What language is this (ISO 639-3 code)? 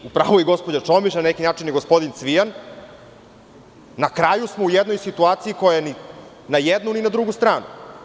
srp